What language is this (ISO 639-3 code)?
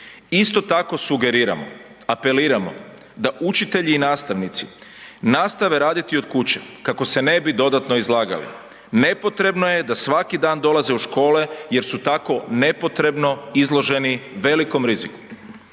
hrv